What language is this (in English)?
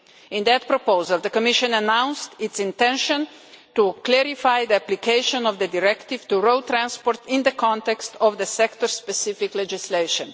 English